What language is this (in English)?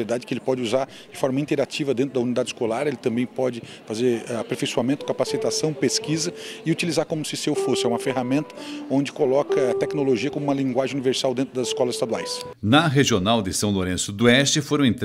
Portuguese